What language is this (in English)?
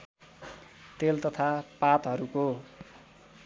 Nepali